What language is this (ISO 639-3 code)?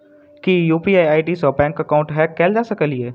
mai